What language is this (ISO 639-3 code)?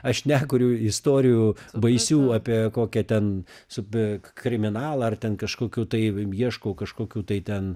lit